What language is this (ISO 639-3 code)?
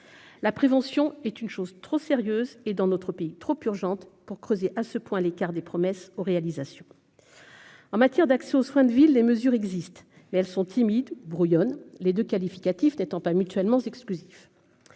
fra